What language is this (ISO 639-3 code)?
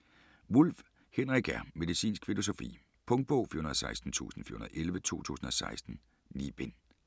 dan